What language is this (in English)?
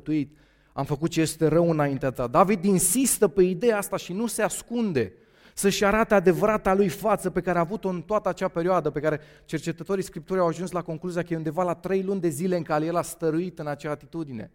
Romanian